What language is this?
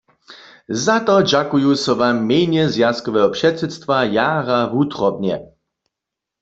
Upper Sorbian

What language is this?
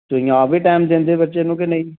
Punjabi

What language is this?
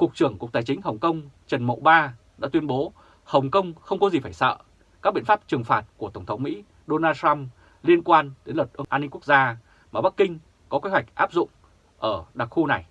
Vietnamese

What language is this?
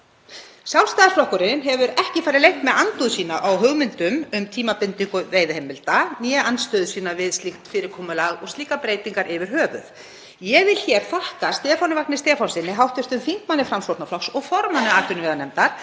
Icelandic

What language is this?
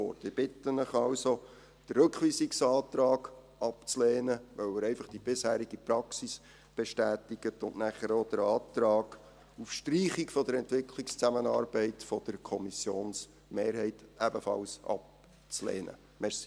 Swiss German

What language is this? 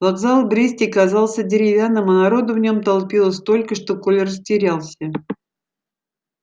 Russian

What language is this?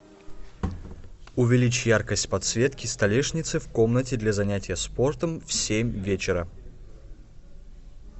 Russian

